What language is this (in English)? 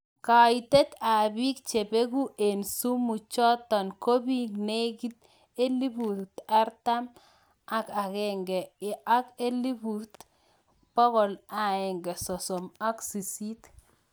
Kalenjin